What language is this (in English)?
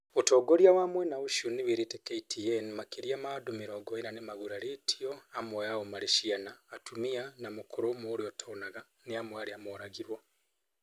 Kikuyu